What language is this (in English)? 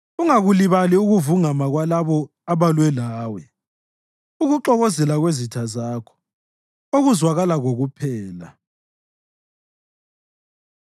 North Ndebele